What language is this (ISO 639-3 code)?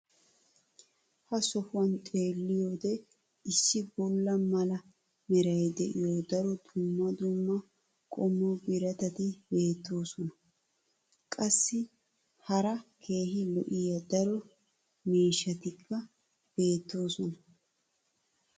wal